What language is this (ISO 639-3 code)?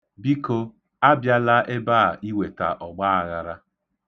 ibo